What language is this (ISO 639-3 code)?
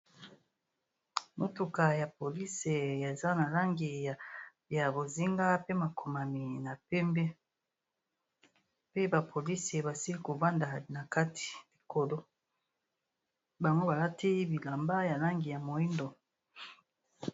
lin